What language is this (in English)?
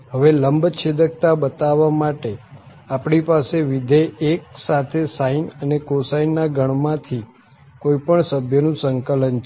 Gujarati